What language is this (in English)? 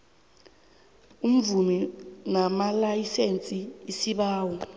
South Ndebele